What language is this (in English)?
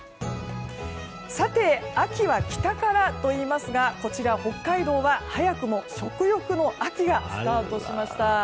Japanese